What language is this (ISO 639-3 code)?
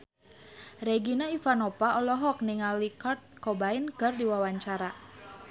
sun